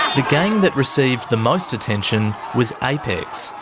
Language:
English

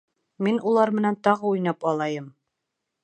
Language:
Bashkir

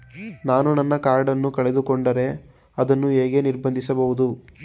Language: Kannada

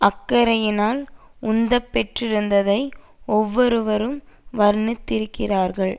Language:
Tamil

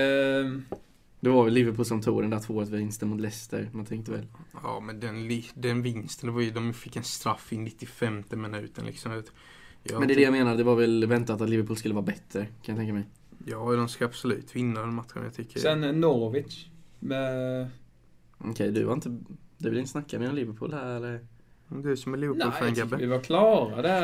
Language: Swedish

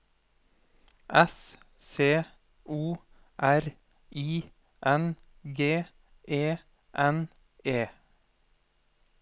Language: Norwegian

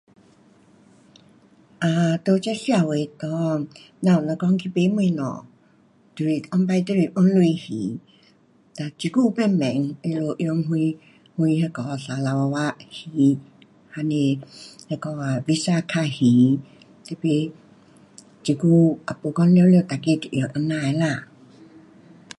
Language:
Pu-Xian Chinese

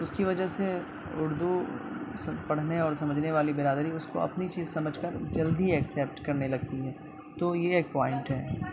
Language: Urdu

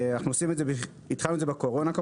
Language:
Hebrew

